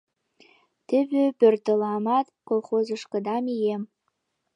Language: Mari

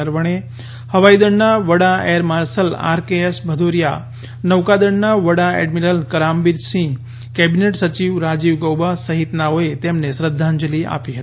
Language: Gujarati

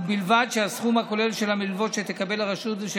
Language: Hebrew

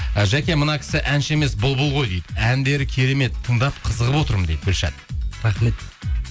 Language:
Kazakh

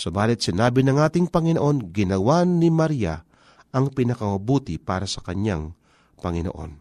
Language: Filipino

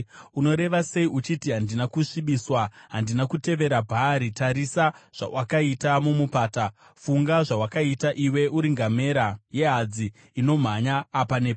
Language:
Shona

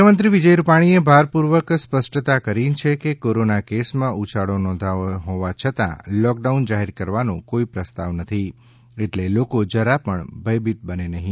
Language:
Gujarati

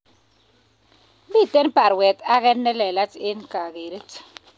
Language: Kalenjin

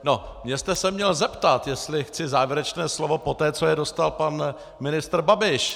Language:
Czech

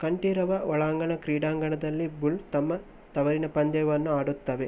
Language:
Kannada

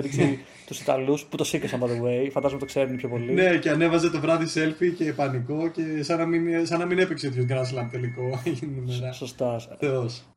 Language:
Greek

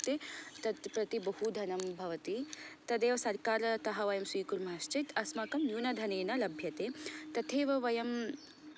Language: Sanskrit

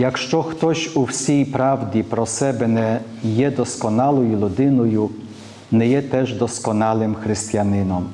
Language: Polish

